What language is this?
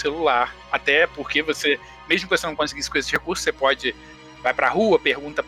Portuguese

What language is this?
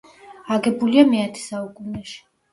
Georgian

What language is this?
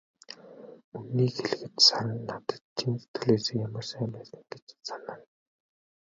Mongolian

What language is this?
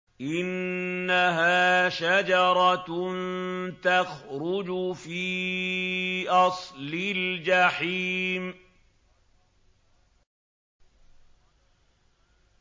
Arabic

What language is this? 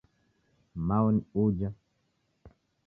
Taita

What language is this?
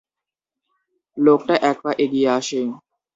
Bangla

